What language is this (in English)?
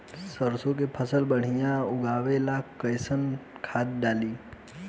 Bhojpuri